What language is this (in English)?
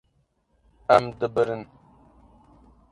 Kurdish